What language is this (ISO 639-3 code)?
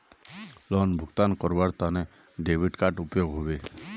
mag